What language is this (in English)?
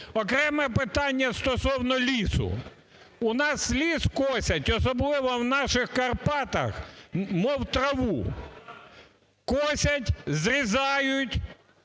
Ukrainian